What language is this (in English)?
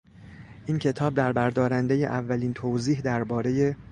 Persian